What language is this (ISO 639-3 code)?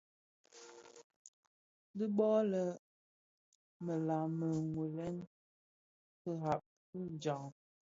ksf